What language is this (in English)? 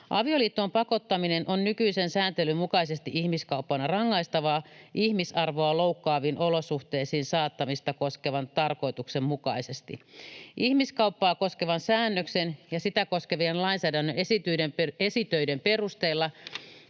Finnish